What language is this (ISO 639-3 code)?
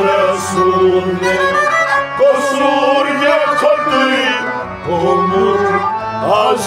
tur